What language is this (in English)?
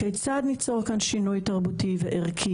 Hebrew